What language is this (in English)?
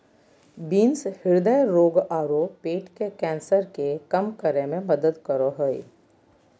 Magahi